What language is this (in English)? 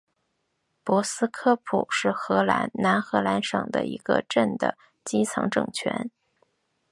Chinese